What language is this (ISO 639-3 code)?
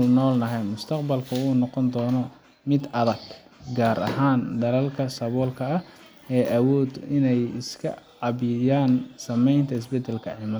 som